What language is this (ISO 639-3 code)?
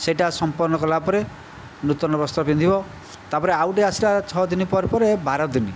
ori